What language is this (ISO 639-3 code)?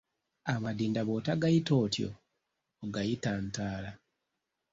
lug